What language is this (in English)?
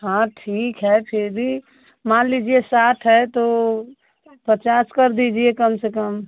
Hindi